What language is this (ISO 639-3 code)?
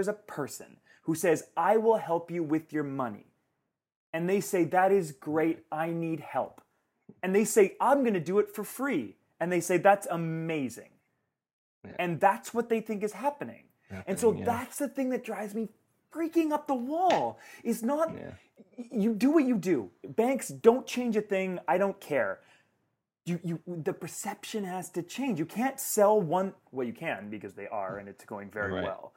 eng